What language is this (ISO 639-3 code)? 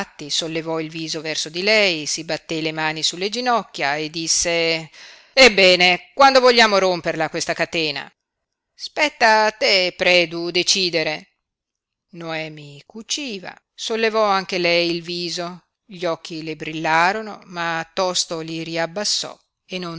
ita